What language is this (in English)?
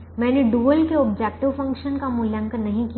Hindi